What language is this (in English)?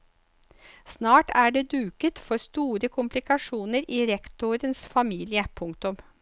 Norwegian